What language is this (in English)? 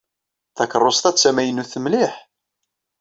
Kabyle